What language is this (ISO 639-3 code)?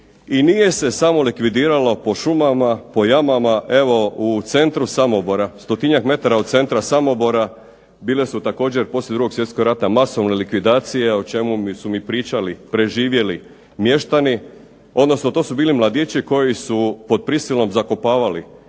hrv